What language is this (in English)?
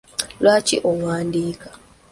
Ganda